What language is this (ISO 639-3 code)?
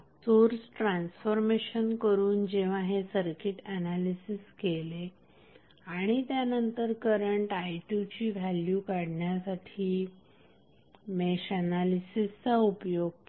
mar